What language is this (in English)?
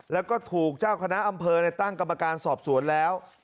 Thai